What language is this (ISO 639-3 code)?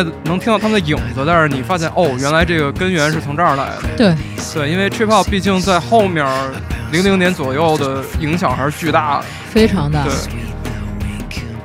zho